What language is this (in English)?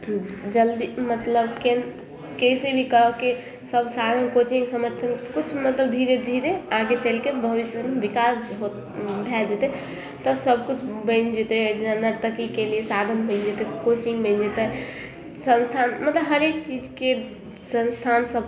Maithili